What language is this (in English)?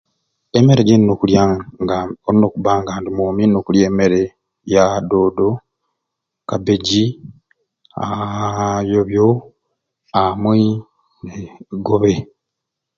Ruuli